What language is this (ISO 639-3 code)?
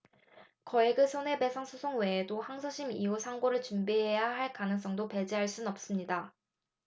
kor